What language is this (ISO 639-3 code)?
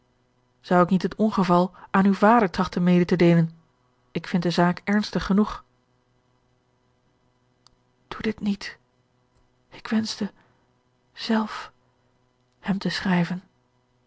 nld